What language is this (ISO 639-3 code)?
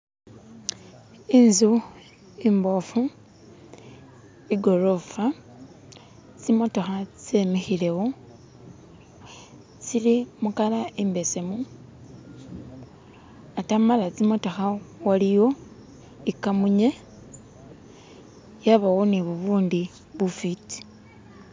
myx